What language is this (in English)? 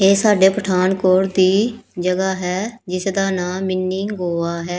Punjabi